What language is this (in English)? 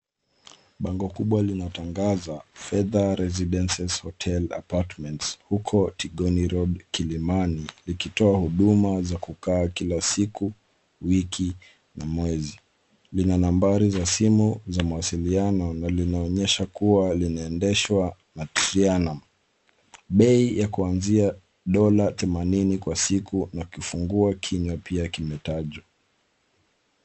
Swahili